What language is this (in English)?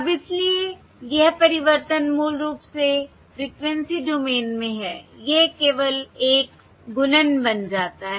Hindi